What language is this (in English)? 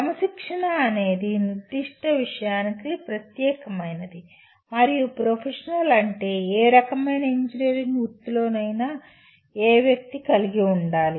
Telugu